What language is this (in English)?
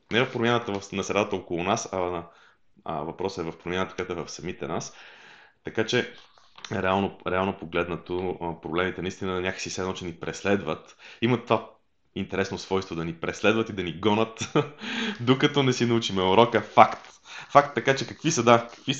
Bulgarian